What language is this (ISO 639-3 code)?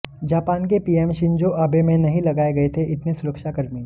hin